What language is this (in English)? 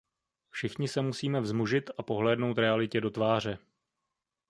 Czech